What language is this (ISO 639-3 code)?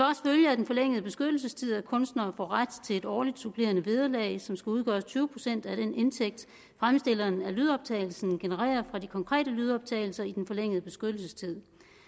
dan